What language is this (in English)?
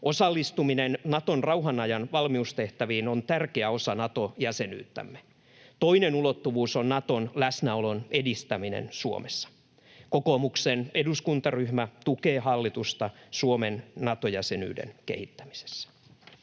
Finnish